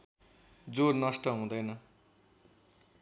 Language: Nepali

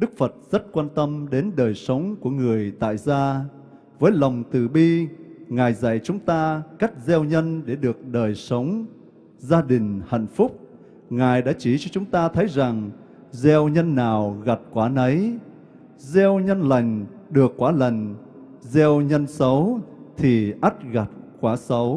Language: Vietnamese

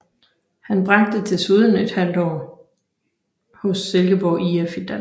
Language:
Danish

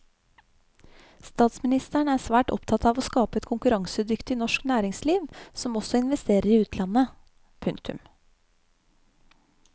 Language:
Norwegian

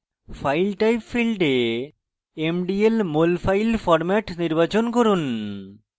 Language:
Bangla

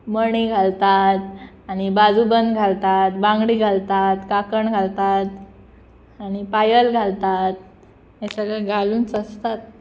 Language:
Konkani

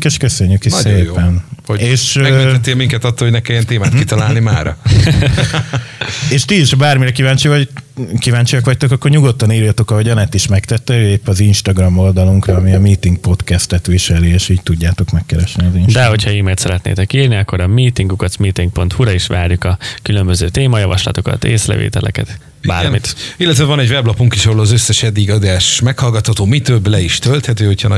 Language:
Hungarian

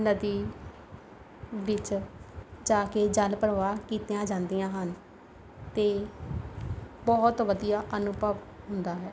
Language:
Punjabi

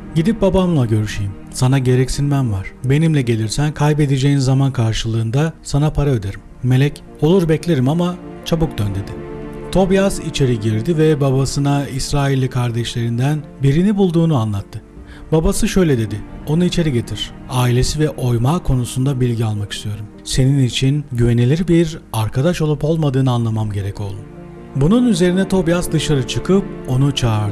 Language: Turkish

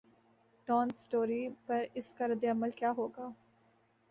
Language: Urdu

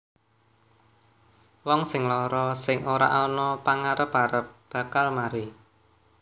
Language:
Javanese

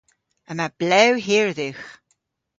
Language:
Cornish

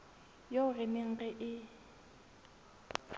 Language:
Southern Sotho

